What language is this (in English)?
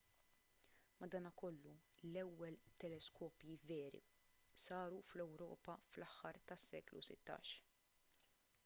Maltese